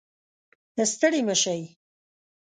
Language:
Pashto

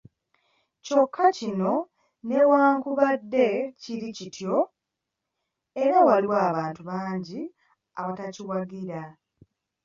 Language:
Ganda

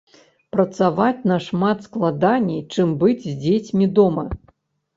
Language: Belarusian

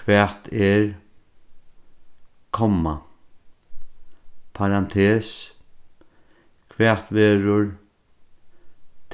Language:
Faroese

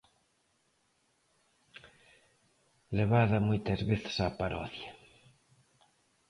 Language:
Galician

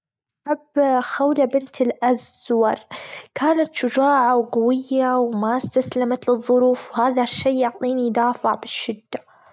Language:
Gulf Arabic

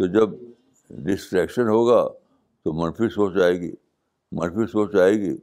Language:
Urdu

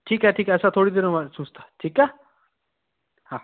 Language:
Sindhi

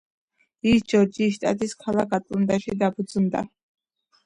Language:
Georgian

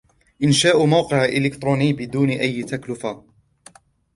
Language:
Arabic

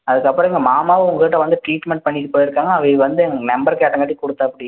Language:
Tamil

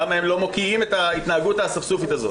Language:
Hebrew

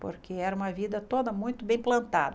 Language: Portuguese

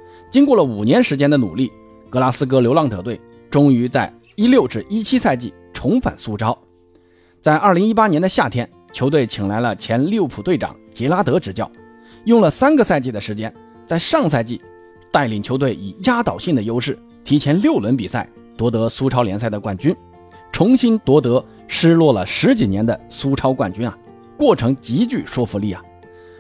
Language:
Chinese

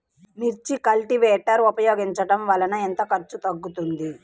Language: Telugu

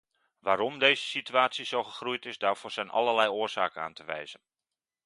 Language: Dutch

